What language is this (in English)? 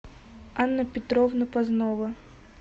Russian